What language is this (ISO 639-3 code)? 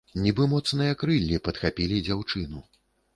bel